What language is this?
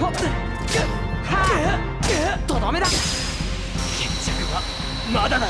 Japanese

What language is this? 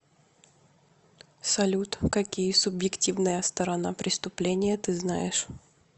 Russian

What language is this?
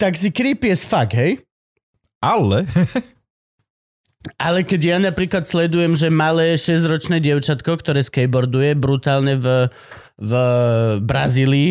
Slovak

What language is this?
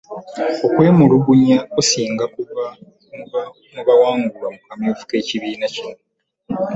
Ganda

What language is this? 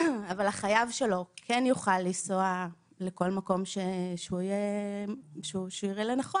Hebrew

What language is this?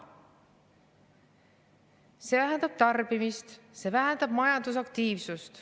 Estonian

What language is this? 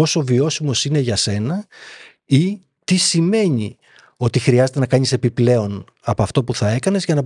Greek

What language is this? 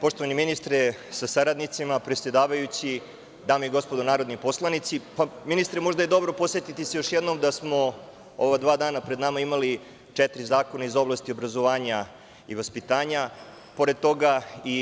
Serbian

